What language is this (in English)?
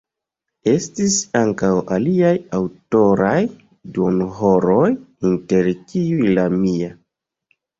Esperanto